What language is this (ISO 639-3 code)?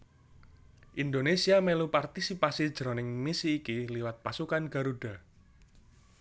jav